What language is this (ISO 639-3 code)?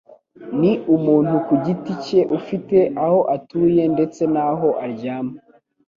kin